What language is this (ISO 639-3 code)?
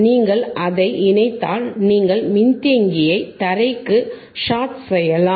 tam